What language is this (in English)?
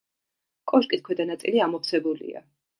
Georgian